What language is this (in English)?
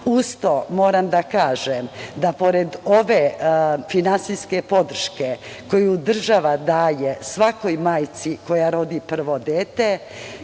Serbian